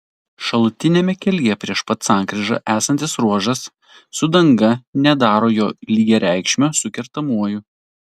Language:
Lithuanian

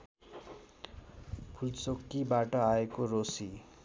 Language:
Nepali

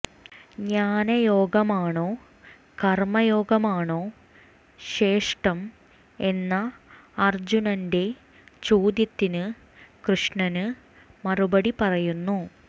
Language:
Malayalam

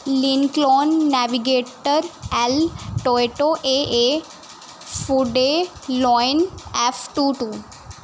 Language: Punjabi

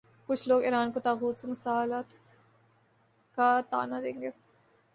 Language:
Urdu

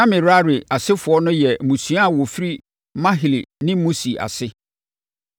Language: Akan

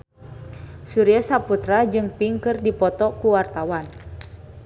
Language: Sundanese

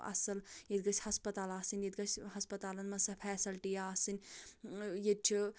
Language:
Kashmiri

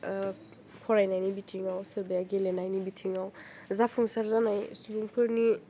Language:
Bodo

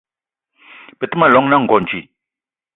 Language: Eton (Cameroon)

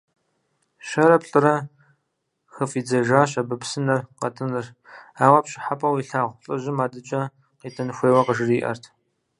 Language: Kabardian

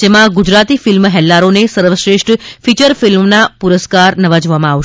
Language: Gujarati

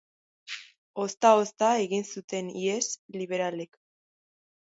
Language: Basque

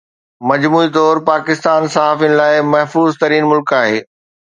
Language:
Sindhi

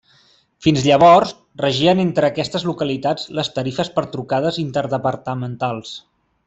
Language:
Catalan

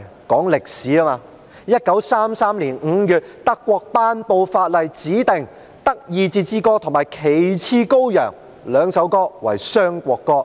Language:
Cantonese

